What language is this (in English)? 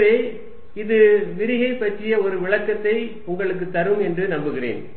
Tamil